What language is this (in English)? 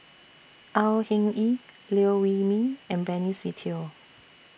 English